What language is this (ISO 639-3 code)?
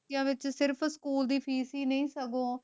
pan